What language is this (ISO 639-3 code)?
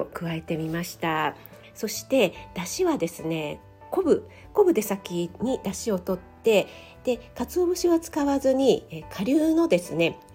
jpn